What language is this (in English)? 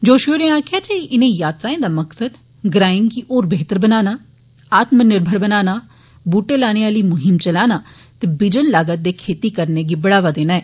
Dogri